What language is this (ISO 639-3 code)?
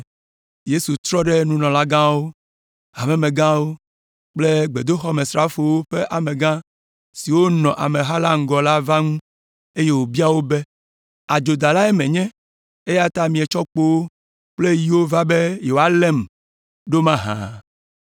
ewe